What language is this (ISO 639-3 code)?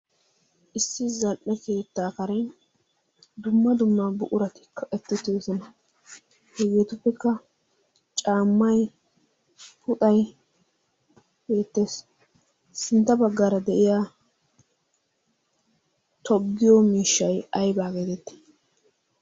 wal